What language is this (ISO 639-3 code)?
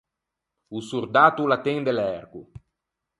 lij